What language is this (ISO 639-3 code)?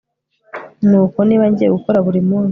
kin